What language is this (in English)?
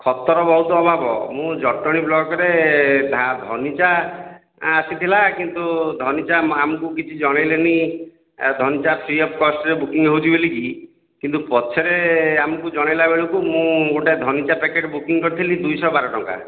Odia